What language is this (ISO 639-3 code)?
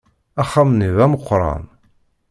kab